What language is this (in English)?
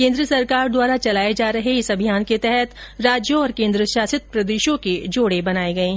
Hindi